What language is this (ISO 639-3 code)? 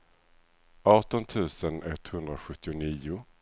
swe